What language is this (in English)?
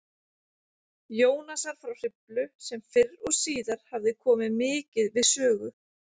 Icelandic